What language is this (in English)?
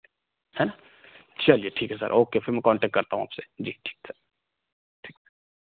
Hindi